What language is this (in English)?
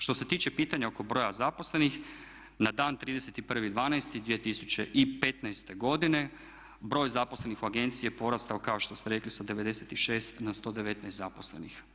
Croatian